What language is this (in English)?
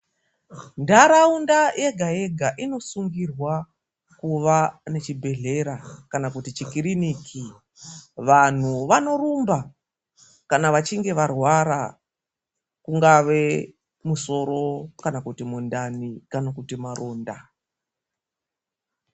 Ndau